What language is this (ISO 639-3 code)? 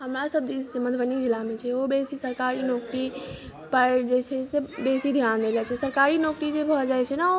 mai